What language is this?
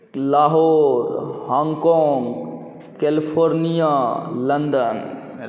Maithili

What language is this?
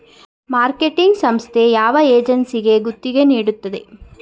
Kannada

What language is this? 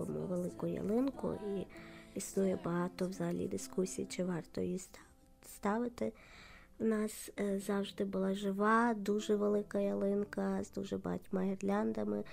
Ukrainian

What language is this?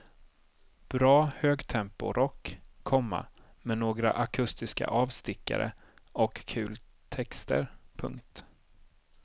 Swedish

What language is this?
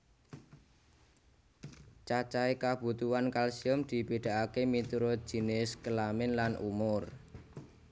Javanese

